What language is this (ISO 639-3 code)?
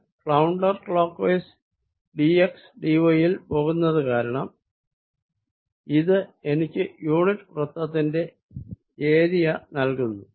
mal